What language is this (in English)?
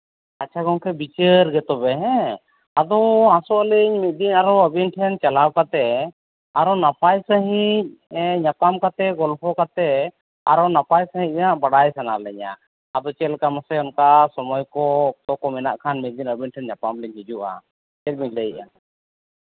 Santali